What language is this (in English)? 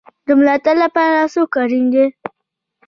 Pashto